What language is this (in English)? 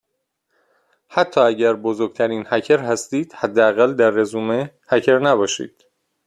Persian